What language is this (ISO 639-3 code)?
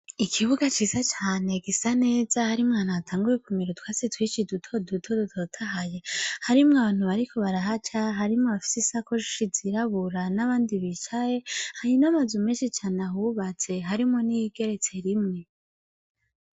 run